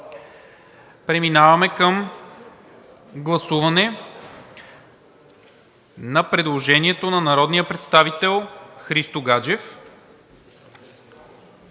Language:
Bulgarian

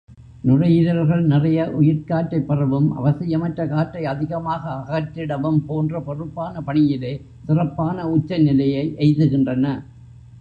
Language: Tamil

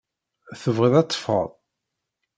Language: Kabyle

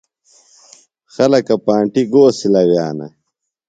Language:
Phalura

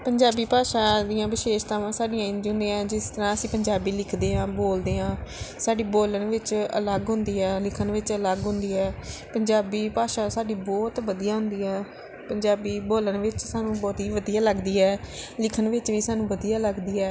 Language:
Punjabi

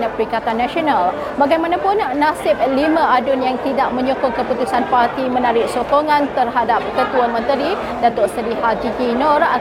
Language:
Malay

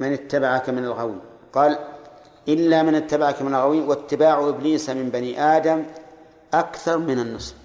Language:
Arabic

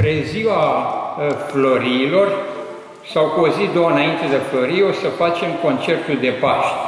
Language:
Romanian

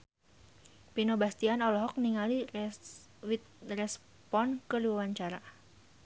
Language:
Sundanese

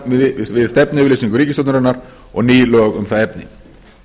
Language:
Icelandic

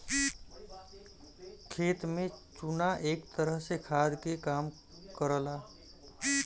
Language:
Bhojpuri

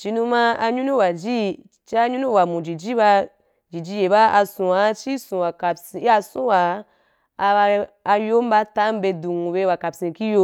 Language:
Wapan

